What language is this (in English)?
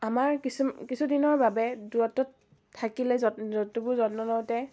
Assamese